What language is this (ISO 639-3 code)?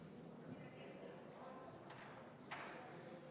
est